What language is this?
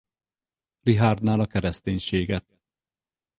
Hungarian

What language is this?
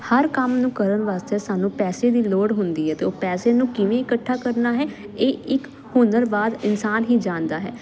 Punjabi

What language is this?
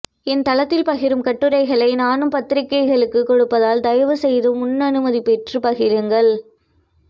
Tamil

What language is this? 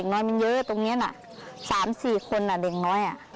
Thai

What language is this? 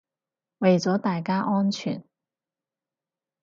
Cantonese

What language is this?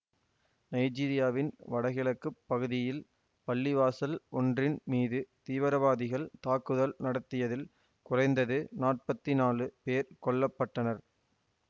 Tamil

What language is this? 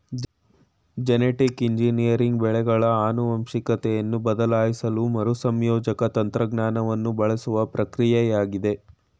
Kannada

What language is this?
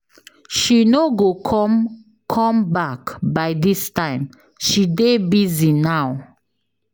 Nigerian Pidgin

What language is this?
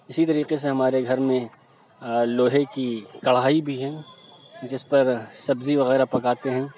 Urdu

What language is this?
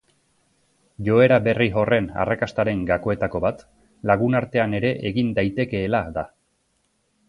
Basque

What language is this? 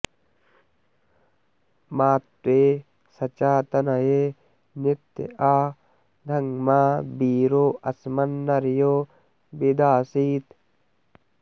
Sanskrit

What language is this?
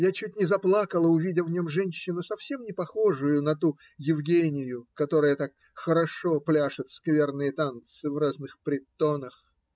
Russian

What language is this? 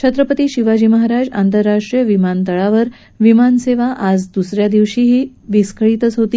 Marathi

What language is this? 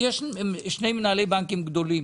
Hebrew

